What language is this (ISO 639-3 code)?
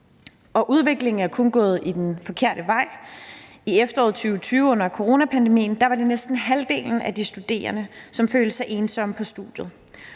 dan